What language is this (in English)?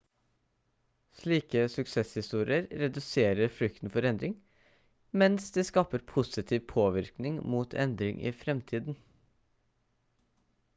Norwegian Bokmål